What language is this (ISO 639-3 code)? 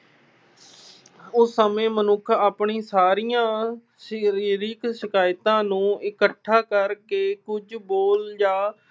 pan